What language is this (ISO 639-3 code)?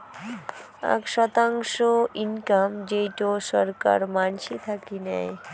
ben